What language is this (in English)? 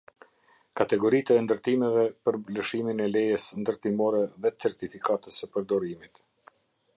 Albanian